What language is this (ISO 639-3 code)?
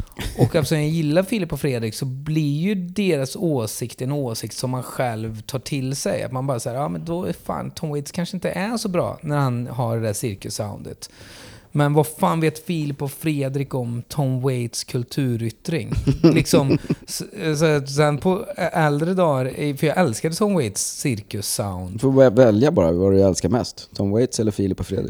swe